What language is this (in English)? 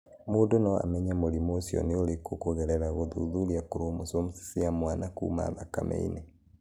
Kikuyu